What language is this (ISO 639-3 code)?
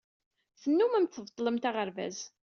kab